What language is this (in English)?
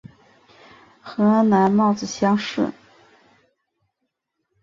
Chinese